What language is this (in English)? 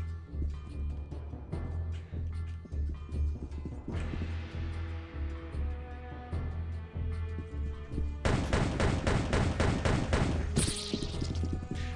Polish